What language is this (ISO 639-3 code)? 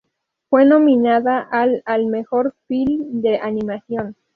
spa